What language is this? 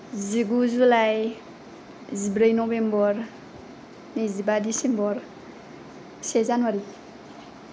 Bodo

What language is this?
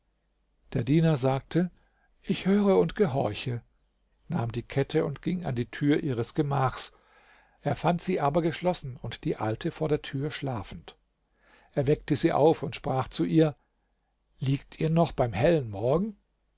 German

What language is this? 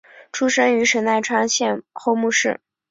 Chinese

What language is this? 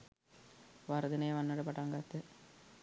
Sinhala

